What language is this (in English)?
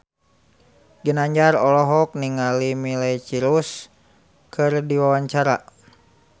Sundanese